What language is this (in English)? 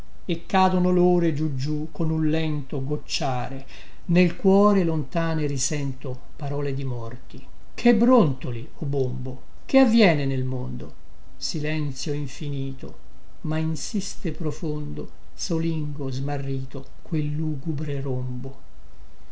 Italian